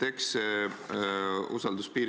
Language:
Estonian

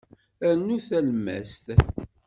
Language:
Kabyle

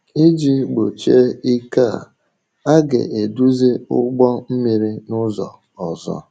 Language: Igbo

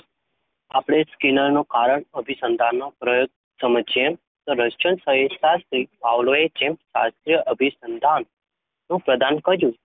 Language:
Gujarati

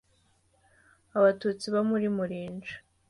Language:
Kinyarwanda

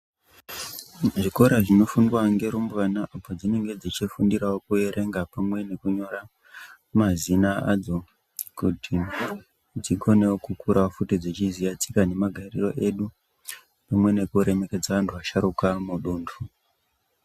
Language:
Ndau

